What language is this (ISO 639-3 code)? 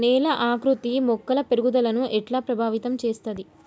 tel